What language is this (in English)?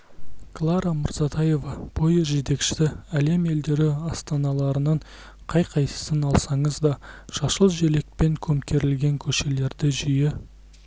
Kazakh